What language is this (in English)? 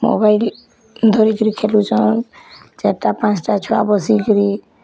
Odia